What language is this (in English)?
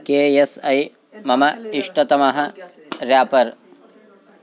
Sanskrit